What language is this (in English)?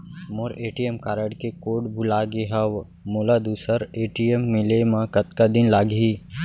Chhattisgarhi